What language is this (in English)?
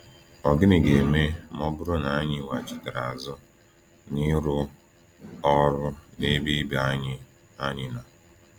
Igbo